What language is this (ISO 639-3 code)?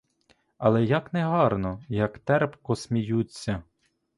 ukr